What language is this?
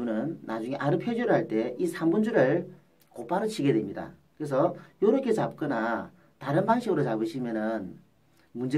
Korean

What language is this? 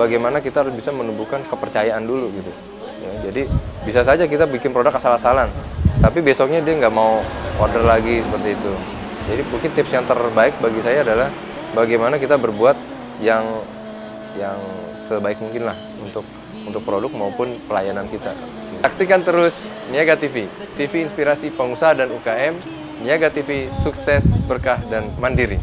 Indonesian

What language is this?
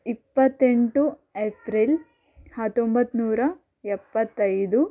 Kannada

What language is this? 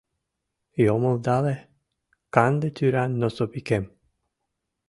Mari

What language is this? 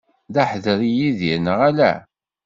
Kabyle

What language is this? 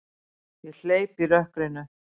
Icelandic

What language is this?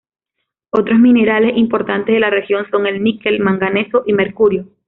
Spanish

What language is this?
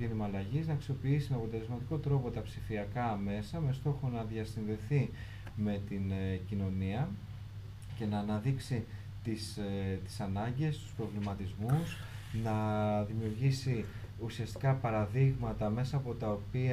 Greek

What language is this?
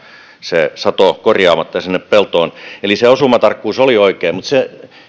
Finnish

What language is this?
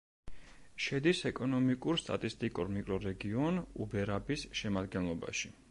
Georgian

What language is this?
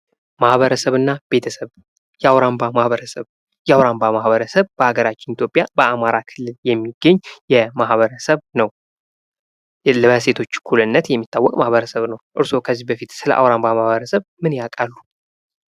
Amharic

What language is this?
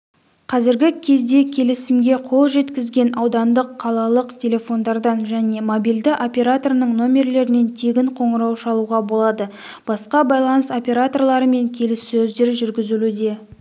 Kazakh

